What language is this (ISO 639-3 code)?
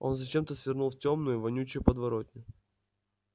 rus